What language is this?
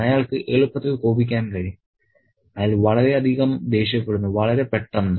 Malayalam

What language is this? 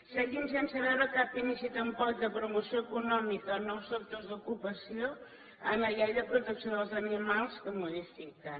Catalan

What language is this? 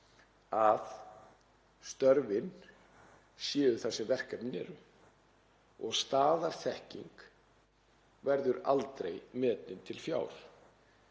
Icelandic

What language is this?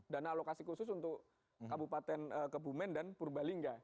Indonesian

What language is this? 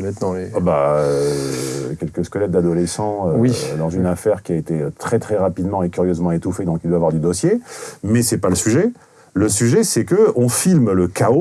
French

